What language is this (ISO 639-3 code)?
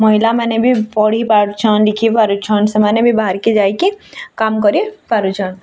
ori